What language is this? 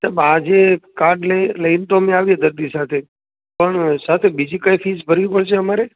Gujarati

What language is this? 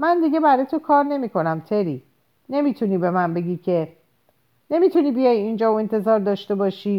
Persian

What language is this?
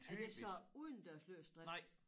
Danish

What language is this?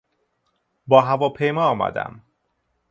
Persian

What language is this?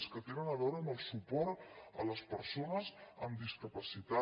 Catalan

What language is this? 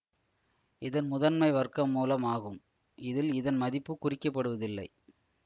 Tamil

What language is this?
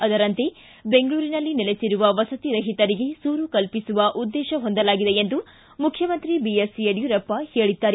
Kannada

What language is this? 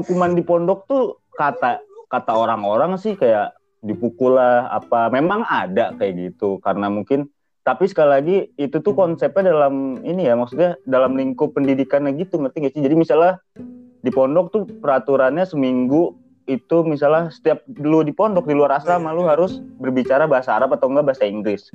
Indonesian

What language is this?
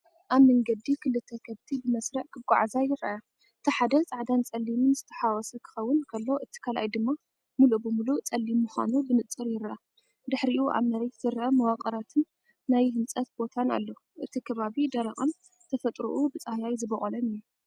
Tigrinya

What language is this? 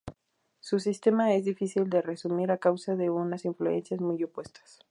Spanish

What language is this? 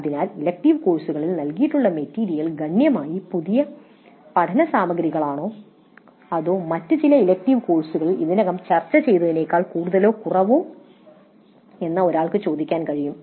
Malayalam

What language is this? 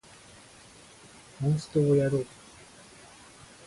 Japanese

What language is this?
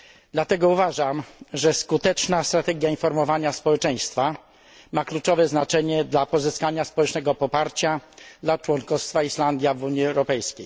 Polish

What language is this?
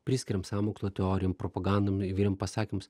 Lithuanian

